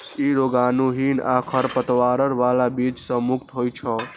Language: Maithili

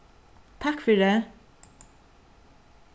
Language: Faroese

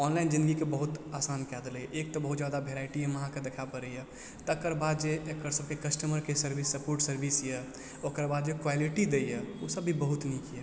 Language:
Maithili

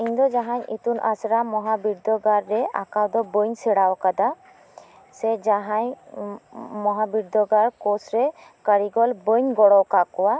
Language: Santali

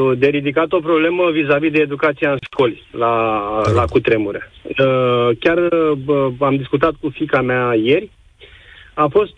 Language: Romanian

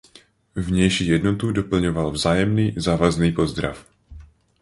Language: Czech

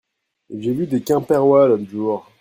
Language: French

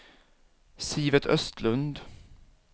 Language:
Swedish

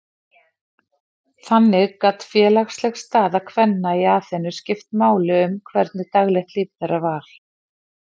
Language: Icelandic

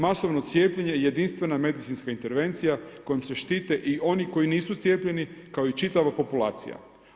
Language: Croatian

